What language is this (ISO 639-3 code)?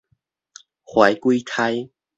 nan